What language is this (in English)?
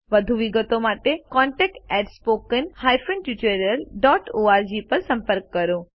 Gujarati